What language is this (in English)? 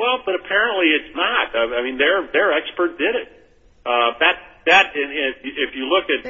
English